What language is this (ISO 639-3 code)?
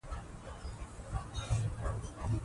pus